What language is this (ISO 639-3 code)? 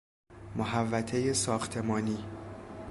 fas